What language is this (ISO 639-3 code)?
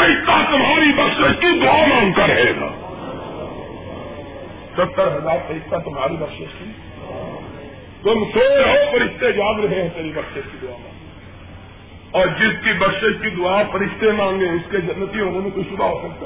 urd